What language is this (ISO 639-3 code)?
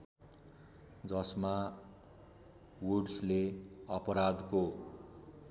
nep